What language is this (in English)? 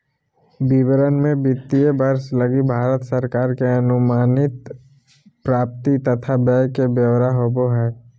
Magahi